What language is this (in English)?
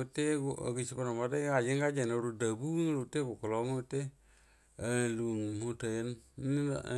Buduma